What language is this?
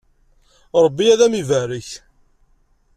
Kabyle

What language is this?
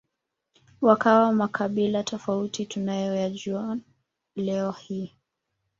Swahili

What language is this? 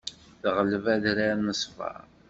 Kabyle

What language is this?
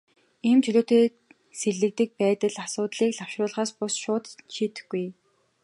Mongolian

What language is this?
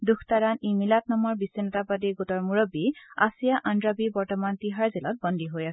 Assamese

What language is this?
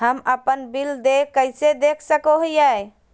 Magahi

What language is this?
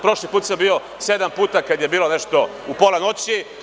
Serbian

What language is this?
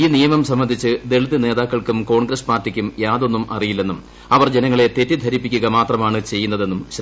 Malayalam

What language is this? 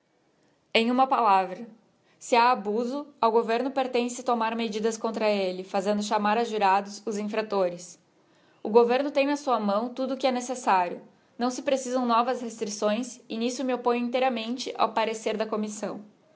Portuguese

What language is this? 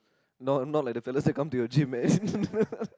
English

